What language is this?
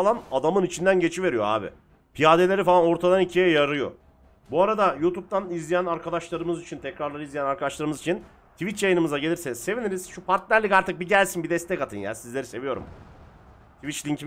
Turkish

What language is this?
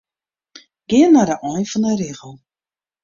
Western Frisian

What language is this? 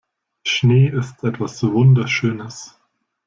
German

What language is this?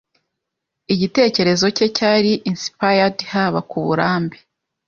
Kinyarwanda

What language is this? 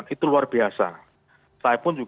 Indonesian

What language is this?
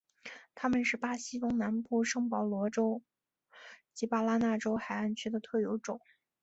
Chinese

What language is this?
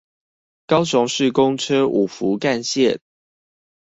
Chinese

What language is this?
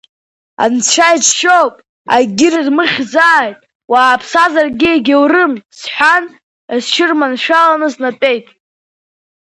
Abkhazian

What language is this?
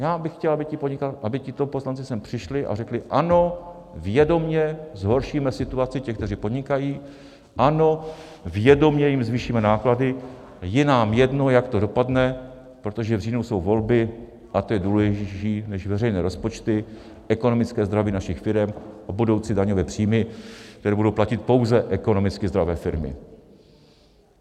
Czech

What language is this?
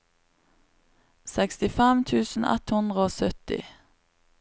Norwegian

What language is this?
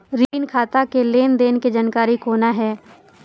Maithili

